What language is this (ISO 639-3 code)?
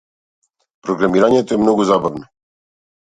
mkd